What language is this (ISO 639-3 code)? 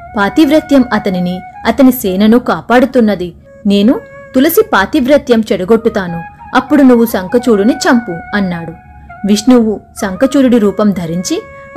tel